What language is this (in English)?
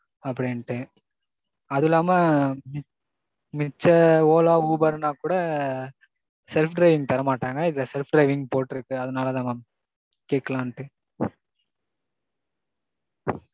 Tamil